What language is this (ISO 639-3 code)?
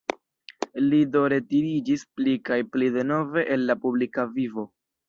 epo